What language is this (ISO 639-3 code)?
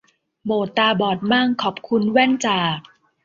tha